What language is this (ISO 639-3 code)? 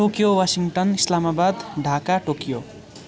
nep